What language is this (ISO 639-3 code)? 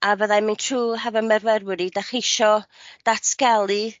cym